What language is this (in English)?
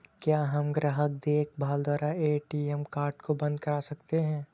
Hindi